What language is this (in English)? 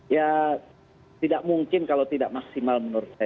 Indonesian